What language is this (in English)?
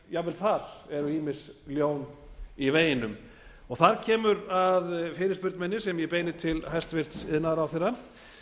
Icelandic